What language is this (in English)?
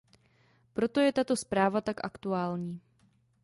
Czech